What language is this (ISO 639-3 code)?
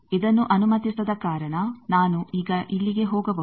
kan